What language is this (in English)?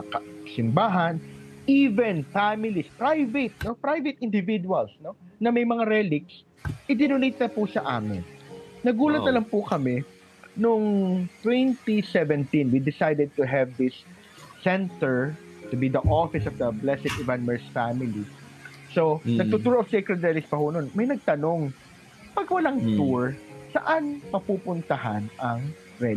Filipino